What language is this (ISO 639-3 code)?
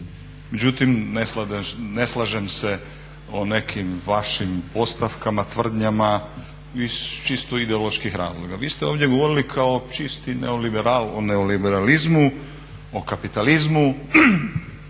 hrv